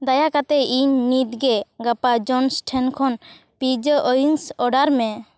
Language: Santali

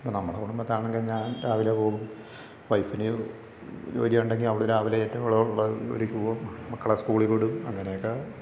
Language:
Malayalam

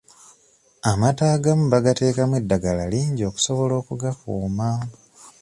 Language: Ganda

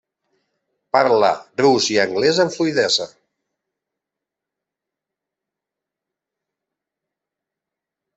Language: Catalan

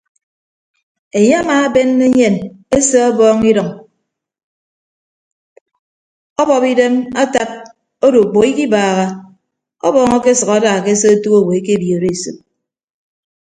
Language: Ibibio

